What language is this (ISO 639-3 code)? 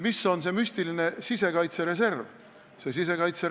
est